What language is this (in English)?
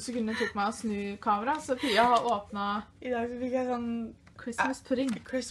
Norwegian